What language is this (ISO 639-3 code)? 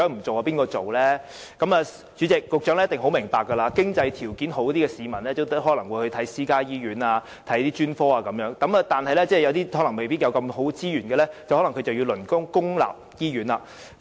yue